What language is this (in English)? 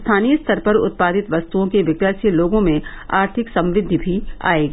Hindi